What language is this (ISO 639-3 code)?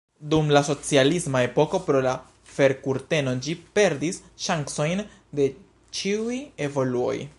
epo